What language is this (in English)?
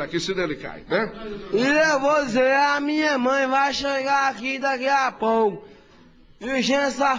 Portuguese